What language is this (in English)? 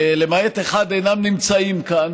Hebrew